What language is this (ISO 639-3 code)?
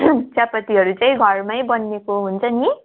nep